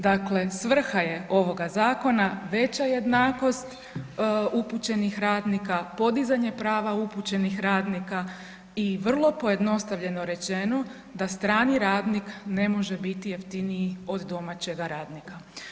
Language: Croatian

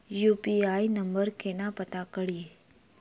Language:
Maithili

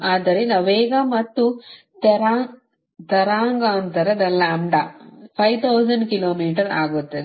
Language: Kannada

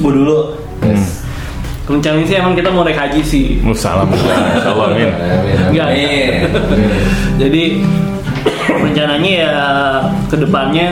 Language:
Indonesian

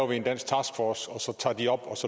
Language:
Danish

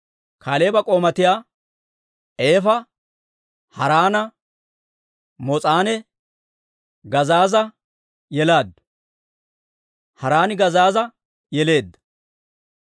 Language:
Dawro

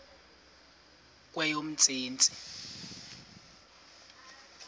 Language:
Xhosa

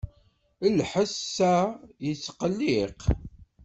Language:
Kabyle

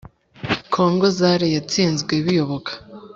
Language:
Kinyarwanda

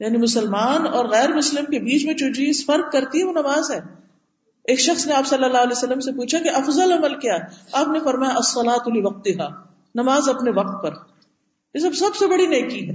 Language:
Urdu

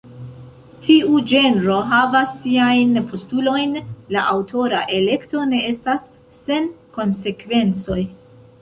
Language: Esperanto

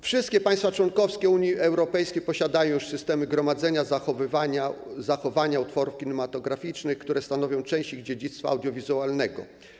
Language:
Polish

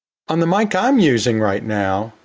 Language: English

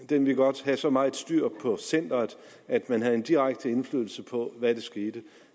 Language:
Danish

